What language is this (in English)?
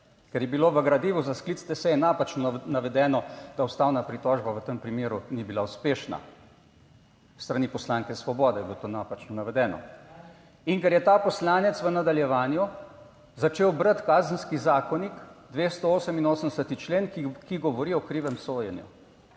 Slovenian